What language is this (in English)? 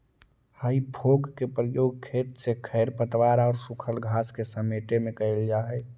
Magahi